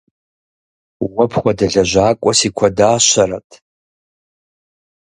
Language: Kabardian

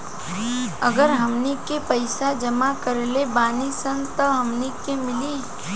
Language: Bhojpuri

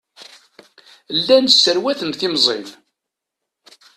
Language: Kabyle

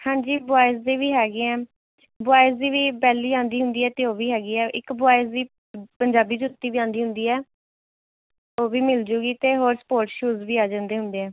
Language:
Punjabi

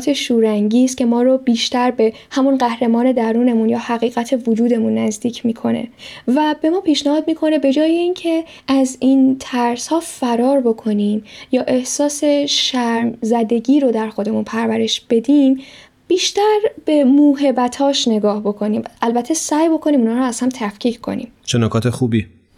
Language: Persian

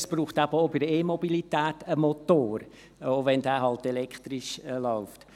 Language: Swiss German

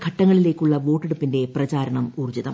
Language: Malayalam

